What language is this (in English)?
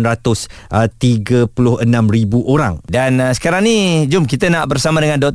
Malay